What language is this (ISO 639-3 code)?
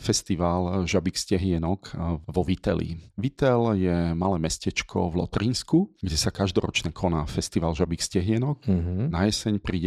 slk